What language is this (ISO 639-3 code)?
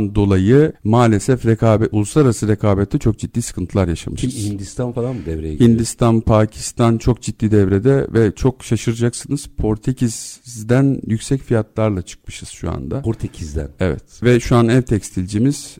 tur